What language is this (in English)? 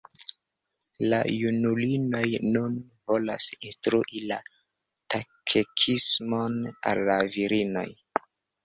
Esperanto